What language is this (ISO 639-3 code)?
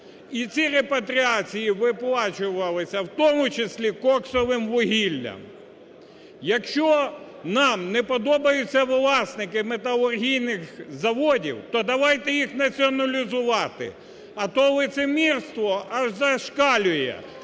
ukr